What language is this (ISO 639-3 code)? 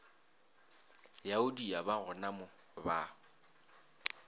nso